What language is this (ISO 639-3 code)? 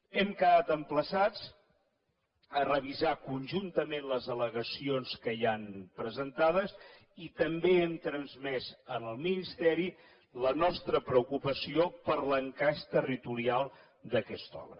cat